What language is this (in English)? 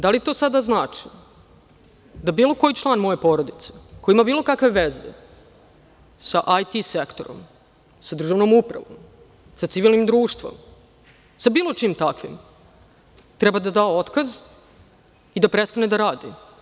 Serbian